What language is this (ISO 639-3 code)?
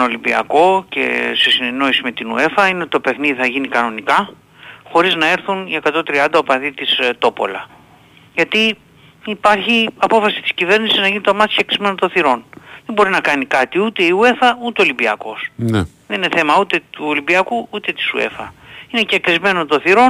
ell